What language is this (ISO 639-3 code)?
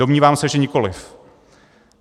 ces